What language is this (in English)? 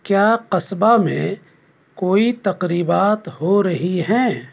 Urdu